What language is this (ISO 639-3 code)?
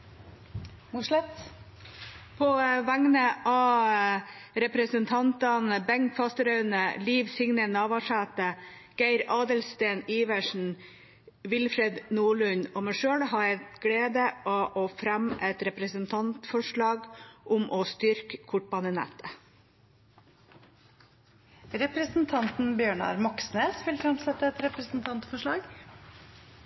nor